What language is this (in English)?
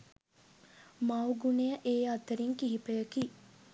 Sinhala